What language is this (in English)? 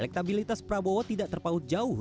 Indonesian